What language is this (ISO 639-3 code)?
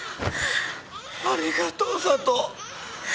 jpn